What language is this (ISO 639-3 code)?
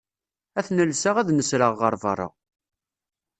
kab